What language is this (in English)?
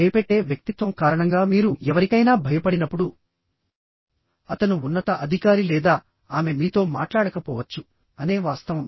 Telugu